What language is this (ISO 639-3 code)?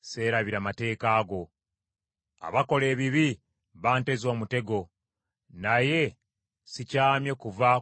lug